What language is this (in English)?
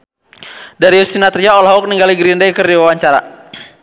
Sundanese